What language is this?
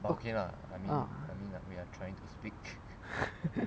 English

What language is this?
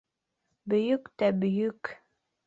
Bashkir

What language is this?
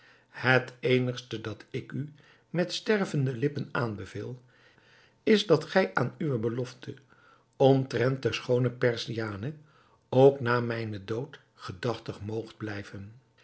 Dutch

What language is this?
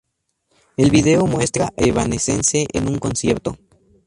Spanish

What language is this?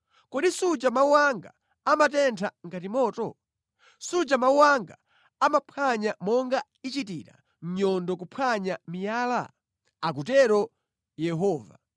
Nyanja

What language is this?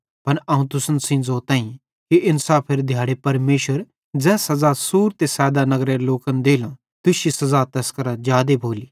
Bhadrawahi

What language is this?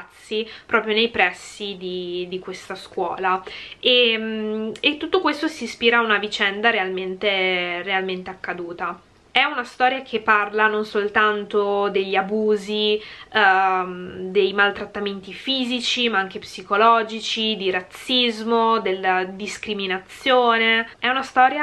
Italian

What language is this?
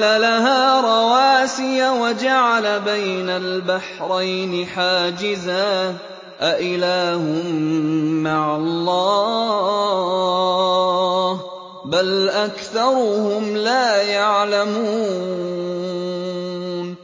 Arabic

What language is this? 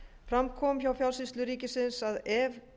Icelandic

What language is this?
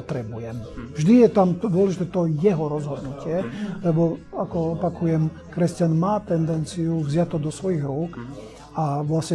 Slovak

